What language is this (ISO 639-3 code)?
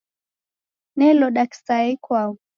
dav